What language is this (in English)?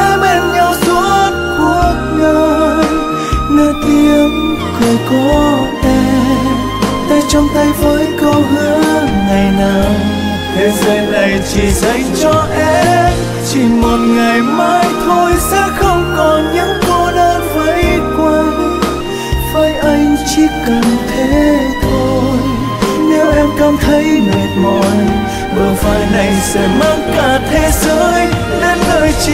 Vietnamese